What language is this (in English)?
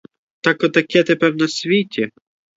Ukrainian